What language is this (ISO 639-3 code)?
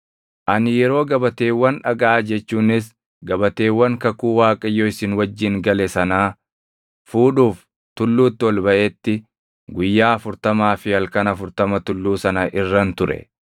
orm